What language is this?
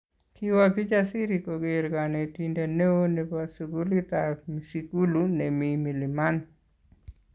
Kalenjin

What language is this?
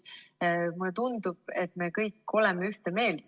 Estonian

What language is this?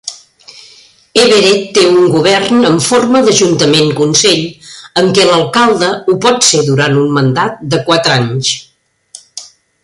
Catalan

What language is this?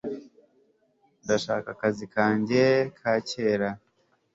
Kinyarwanda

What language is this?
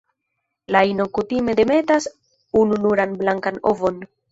Esperanto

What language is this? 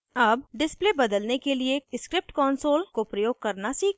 Hindi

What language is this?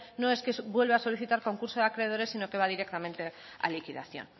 Spanish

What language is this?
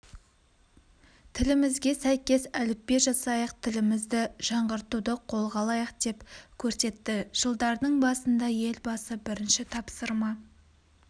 Kazakh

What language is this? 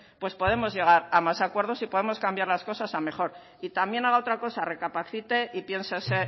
Spanish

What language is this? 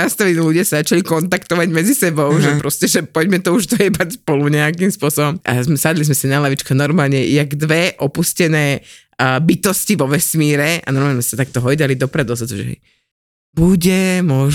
Slovak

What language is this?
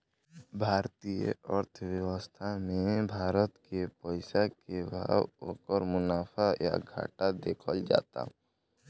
Bhojpuri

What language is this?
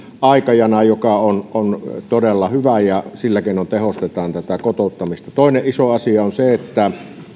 Finnish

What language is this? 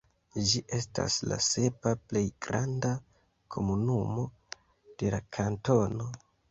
Esperanto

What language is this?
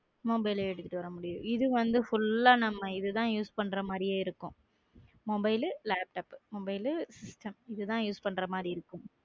Tamil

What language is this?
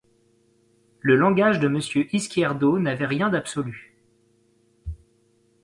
French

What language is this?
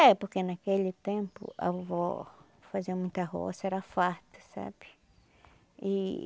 Portuguese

